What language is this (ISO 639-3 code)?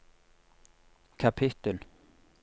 nor